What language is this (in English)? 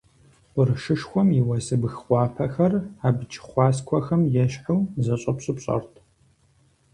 Kabardian